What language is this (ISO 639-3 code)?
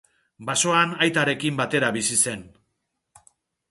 eus